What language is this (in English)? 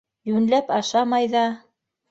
Bashkir